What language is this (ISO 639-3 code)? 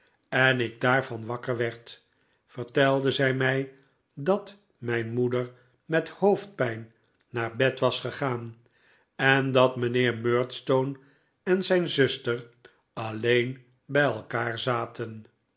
nld